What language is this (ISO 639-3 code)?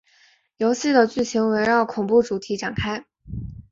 zho